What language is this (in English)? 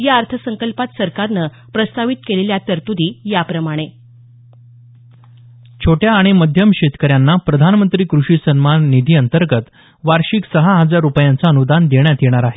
Marathi